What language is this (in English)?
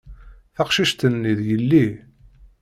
Kabyle